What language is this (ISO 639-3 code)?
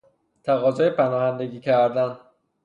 fas